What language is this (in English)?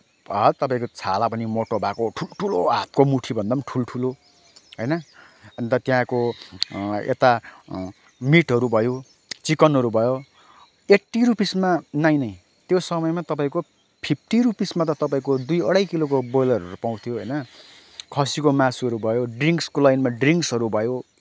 Nepali